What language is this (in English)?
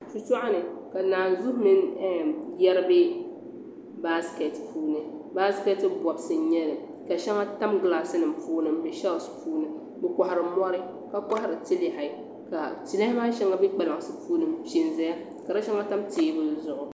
Dagbani